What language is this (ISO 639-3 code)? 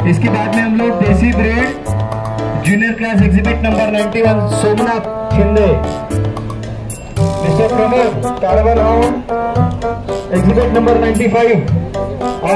kan